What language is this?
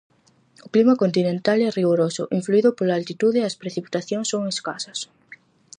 Galician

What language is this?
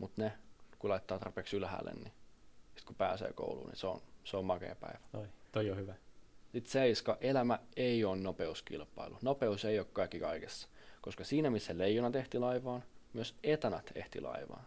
Finnish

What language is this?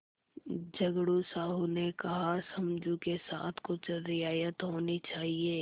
Hindi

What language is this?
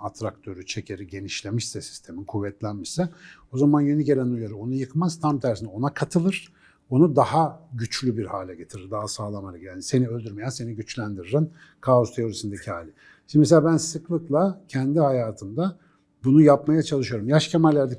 Turkish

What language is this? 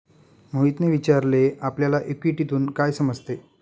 Marathi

